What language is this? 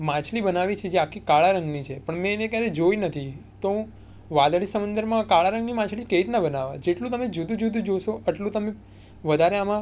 Gujarati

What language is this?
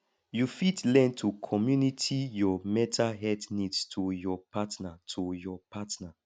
Nigerian Pidgin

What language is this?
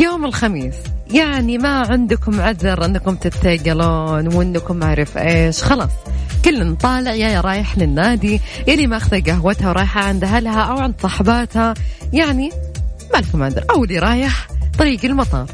Arabic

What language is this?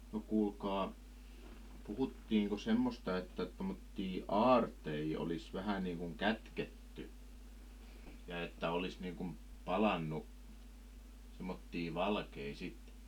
Finnish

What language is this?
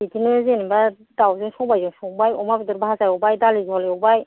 Bodo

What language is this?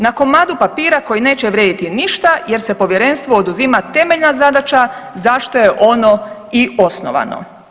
Croatian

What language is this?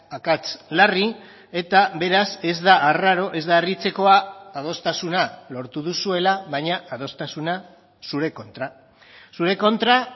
Basque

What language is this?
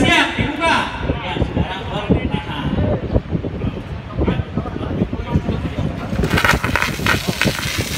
Indonesian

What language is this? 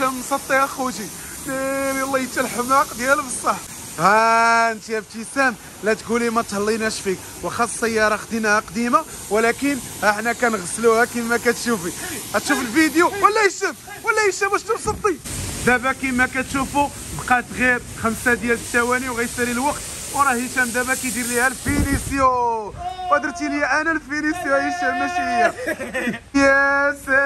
Arabic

